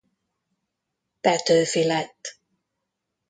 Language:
Hungarian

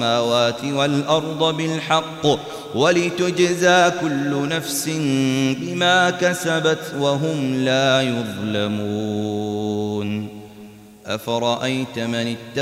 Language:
Arabic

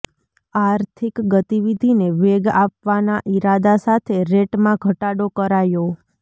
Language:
Gujarati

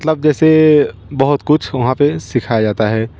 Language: Hindi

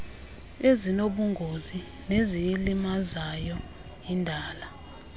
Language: Xhosa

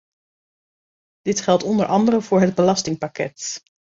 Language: Dutch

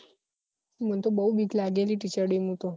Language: Gujarati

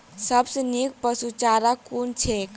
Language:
Maithili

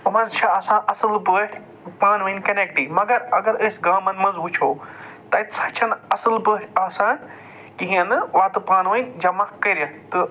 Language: Kashmiri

